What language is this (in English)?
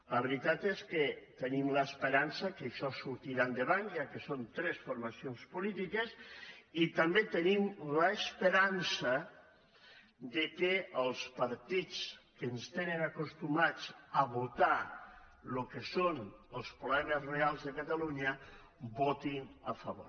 Catalan